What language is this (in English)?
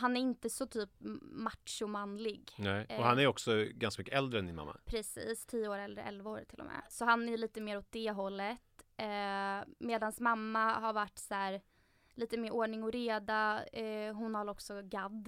Swedish